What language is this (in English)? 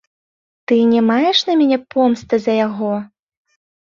Belarusian